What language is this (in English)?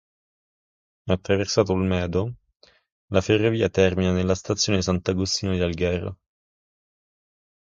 Italian